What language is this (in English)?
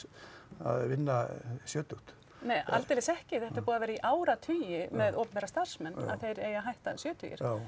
Icelandic